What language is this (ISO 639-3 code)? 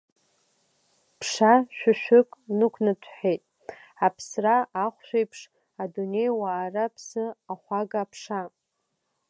abk